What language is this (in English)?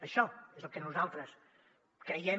Catalan